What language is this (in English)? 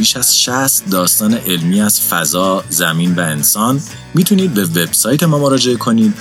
Persian